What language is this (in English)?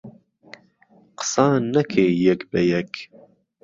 Central Kurdish